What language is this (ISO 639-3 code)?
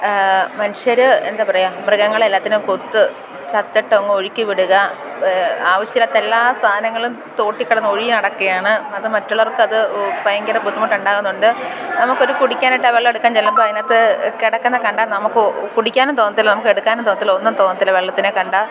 mal